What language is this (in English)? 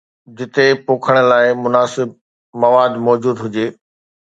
Sindhi